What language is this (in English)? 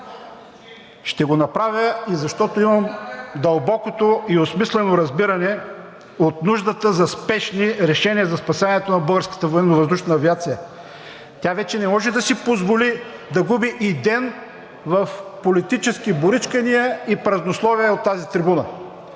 Bulgarian